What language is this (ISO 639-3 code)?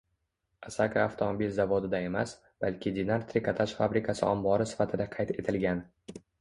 uzb